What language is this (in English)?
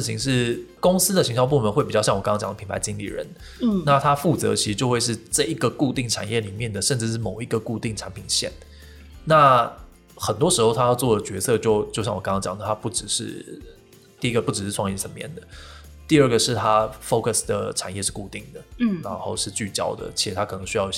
Chinese